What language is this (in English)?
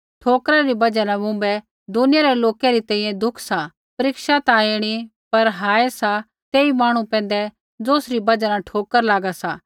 Kullu Pahari